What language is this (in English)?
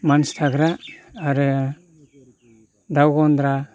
Bodo